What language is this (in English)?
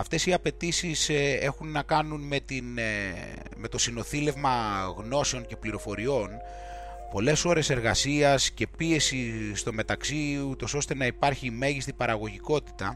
Greek